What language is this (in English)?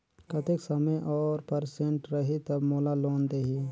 Chhattisgarhi